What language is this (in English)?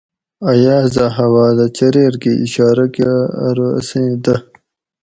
Gawri